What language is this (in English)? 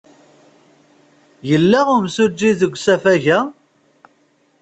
Kabyle